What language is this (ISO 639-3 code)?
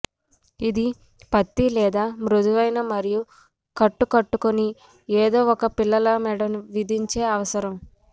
tel